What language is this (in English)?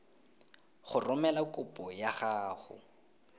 Tswana